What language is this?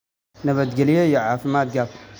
Somali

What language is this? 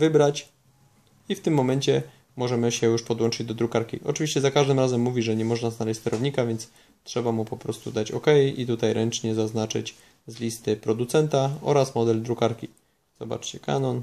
Polish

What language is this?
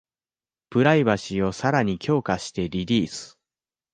Japanese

